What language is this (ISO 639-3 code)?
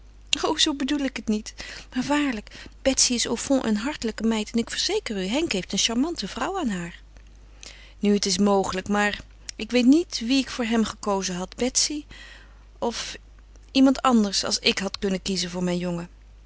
nld